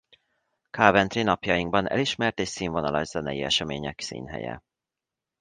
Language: Hungarian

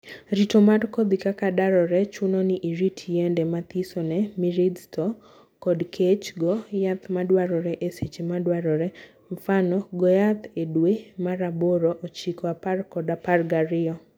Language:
Luo (Kenya and Tanzania)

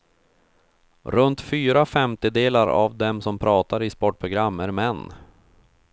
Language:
Swedish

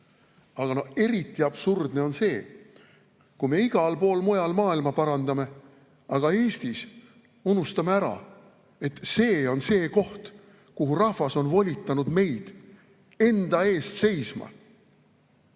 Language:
Estonian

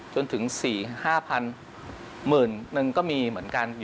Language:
Thai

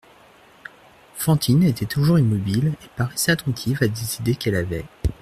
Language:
French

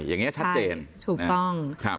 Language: Thai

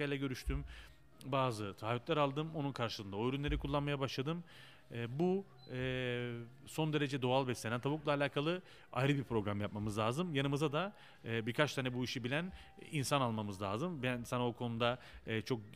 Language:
Turkish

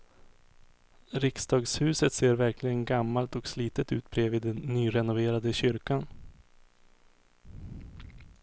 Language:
Swedish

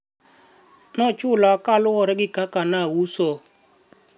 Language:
Luo (Kenya and Tanzania)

